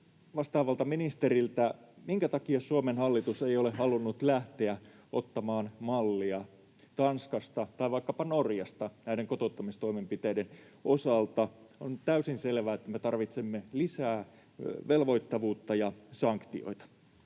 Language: Finnish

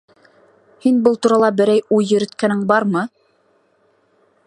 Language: Bashkir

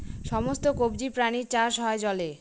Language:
Bangla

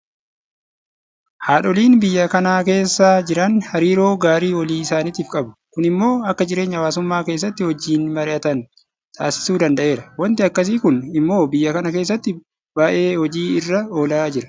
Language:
Oromo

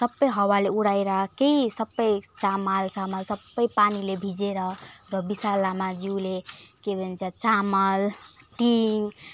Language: Nepali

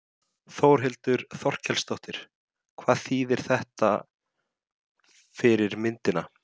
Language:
Icelandic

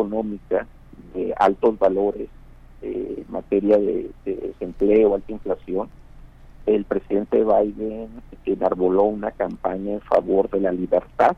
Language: Spanish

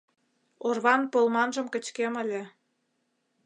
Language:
Mari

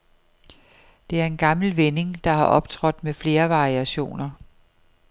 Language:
Danish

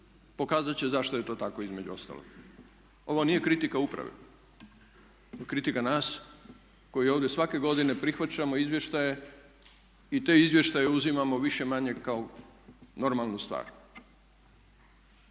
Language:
Croatian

